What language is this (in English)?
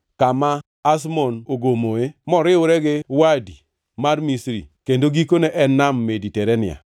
Luo (Kenya and Tanzania)